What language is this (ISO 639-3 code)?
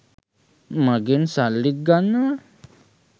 sin